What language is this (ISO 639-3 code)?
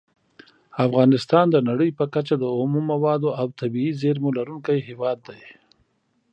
pus